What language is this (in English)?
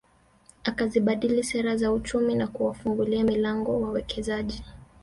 Swahili